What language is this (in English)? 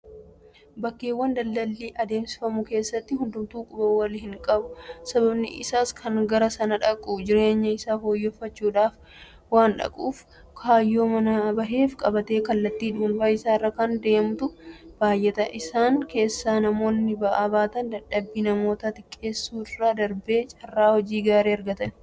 Oromo